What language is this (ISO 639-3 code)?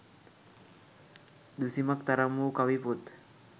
sin